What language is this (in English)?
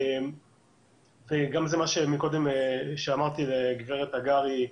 Hebrew